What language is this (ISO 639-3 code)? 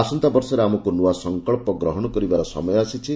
ori